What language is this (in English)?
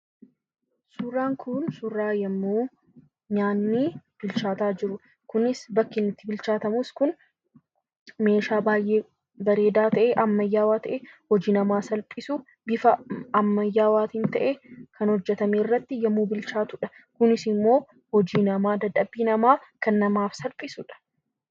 Oromo